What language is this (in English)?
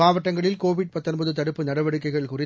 Tamil